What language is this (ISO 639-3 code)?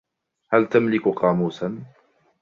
ara